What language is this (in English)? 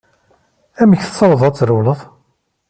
Kabyle